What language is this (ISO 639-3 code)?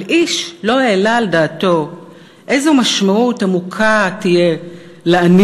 heb